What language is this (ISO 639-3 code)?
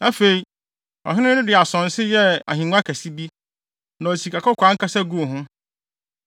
aka